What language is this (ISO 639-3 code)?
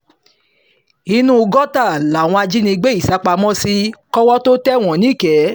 yor